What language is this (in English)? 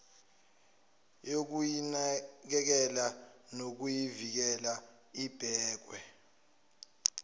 Zulu